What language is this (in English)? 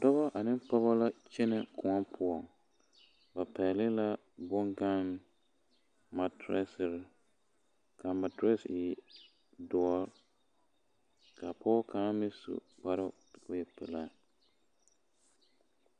Southern Dagaare